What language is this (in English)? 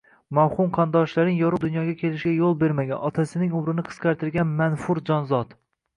Uzbek